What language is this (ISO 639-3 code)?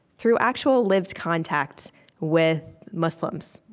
eng